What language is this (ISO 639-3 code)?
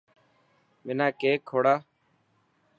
mki